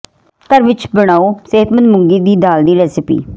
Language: Punjabi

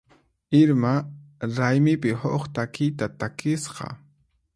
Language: Puno Quechua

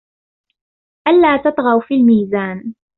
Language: Arabic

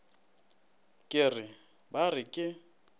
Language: Northern Sotho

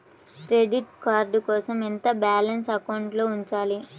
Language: Telugu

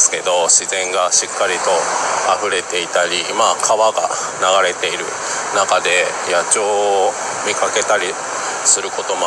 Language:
Japanese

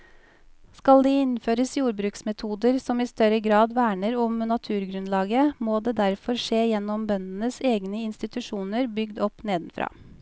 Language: Norwegian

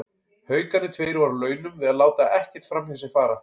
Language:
Icelandic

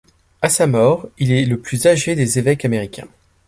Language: French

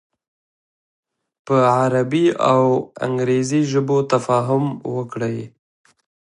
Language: Pashto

